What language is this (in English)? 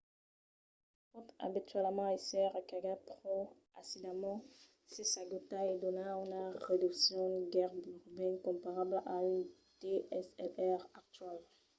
Occitan